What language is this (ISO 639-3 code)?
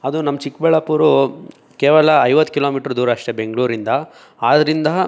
kan